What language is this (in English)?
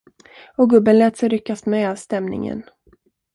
Swedish